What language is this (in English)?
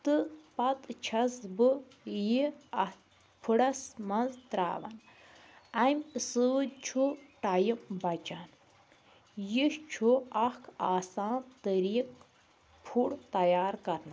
Kashmiri